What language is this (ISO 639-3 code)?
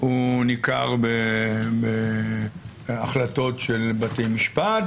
heb